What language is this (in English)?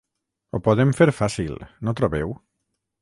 Catalan